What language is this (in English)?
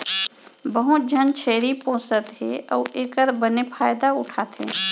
Chhattisgarhi